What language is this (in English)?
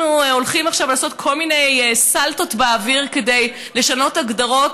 Hebrew